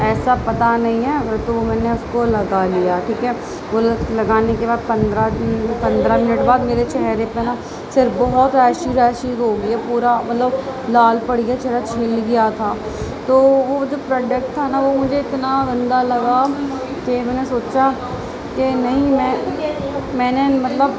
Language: Urdu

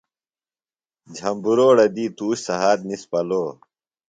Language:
Phalura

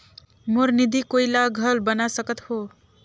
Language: Chhattisgarhi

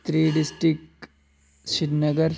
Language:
Dogri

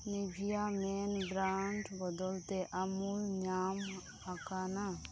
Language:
Santali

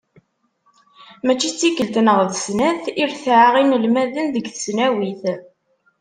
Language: Kabyle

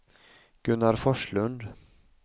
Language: Swedish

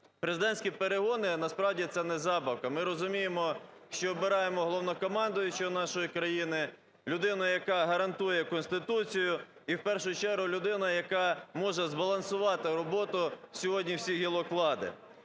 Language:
Ukrainian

